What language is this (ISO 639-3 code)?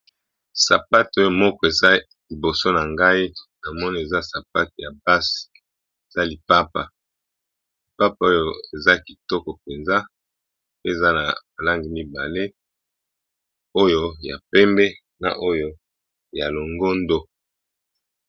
lin